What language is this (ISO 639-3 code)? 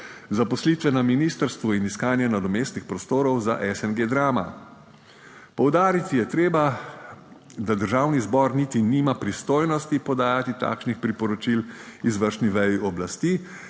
slv